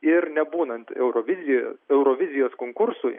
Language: Lithuanian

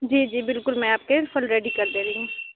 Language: Urdu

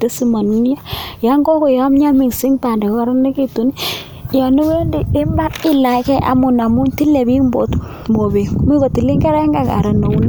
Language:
Kalenjin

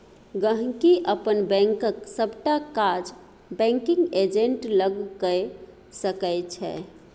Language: Maithili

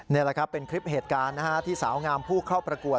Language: Thai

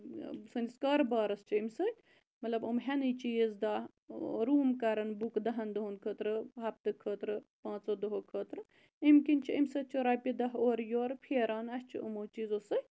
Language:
Kashmiri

